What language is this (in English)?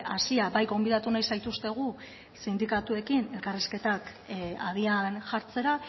Basque